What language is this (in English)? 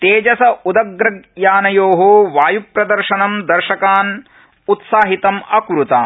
Sanskrit